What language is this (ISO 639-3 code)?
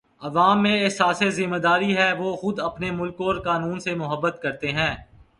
urd